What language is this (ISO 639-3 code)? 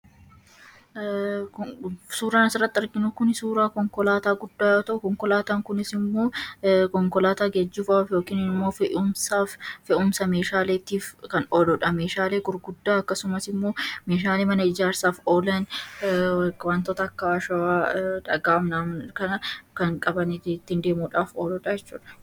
orm